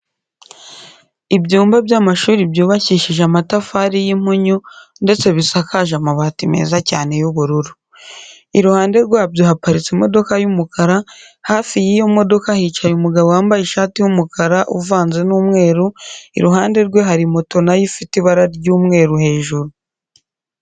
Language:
Kinyarwanda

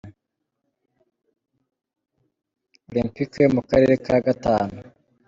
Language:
Kinyarwanda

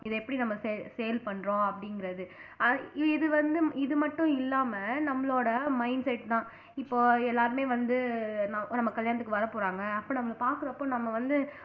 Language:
Tamil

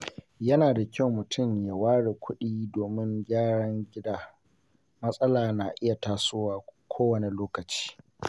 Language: Hausa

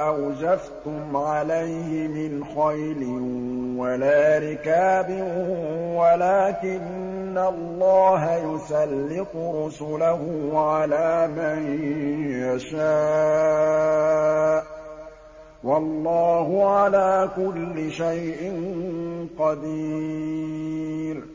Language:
Arabic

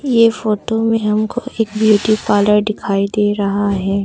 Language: Hindi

